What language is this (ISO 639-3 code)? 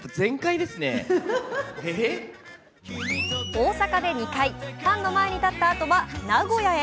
jpn